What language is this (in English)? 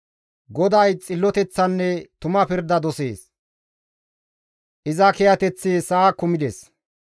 Gamo